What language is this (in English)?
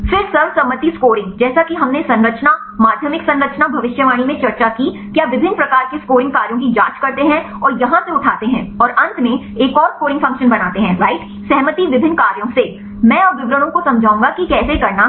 Hindi